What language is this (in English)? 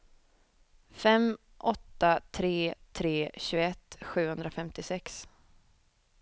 Swedish